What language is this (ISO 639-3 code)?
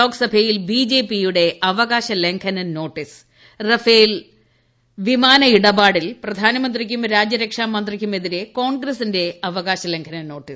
mal